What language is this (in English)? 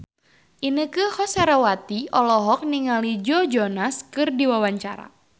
Sundanese